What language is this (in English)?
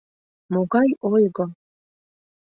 Mari